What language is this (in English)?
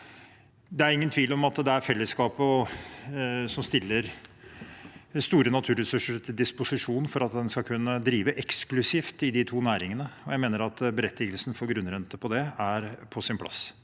Norwegian